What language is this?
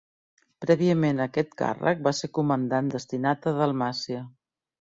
Catalan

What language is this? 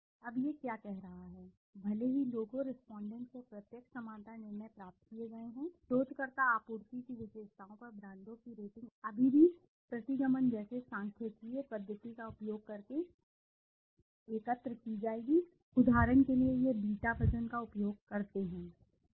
Hindi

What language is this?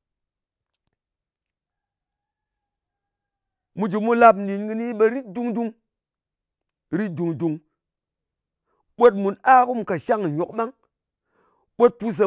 Ngas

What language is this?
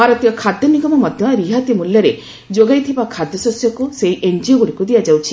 Odia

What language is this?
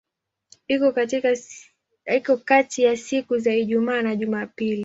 Swahili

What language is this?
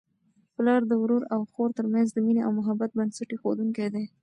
Pashto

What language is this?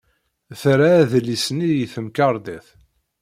Kabyle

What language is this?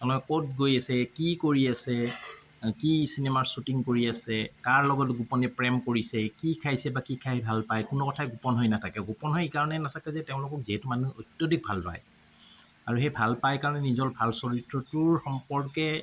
Assamese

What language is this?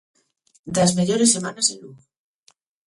Galician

